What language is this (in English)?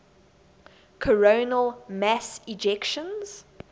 English